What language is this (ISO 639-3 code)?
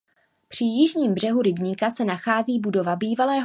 ces